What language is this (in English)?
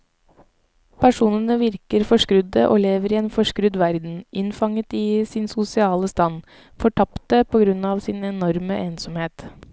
Norwegian